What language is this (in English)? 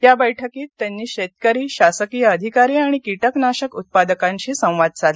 Marathi